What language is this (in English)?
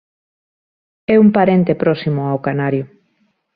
Galician